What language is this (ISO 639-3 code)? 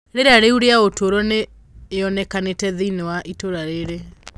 kik